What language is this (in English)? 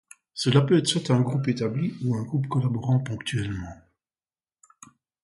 French